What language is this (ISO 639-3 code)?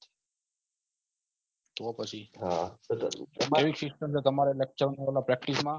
guj